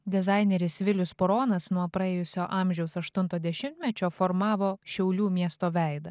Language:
Lithuanian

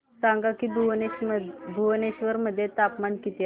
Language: Marathi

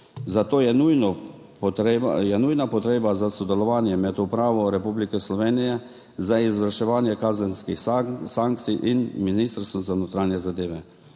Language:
Slovenian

